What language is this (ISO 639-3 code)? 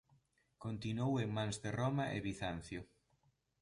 glg